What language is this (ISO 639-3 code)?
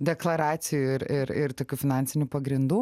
lit